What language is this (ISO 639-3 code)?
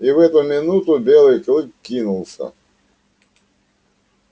rus